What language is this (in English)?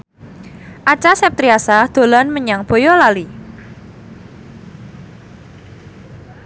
Javanese